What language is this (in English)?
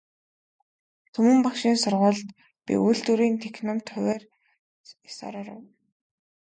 Mongolian